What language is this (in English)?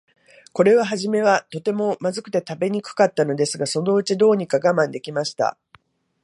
Japanese